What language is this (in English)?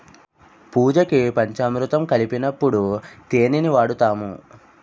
Telugu